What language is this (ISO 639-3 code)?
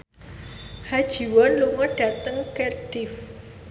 jav